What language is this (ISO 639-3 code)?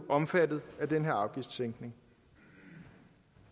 dan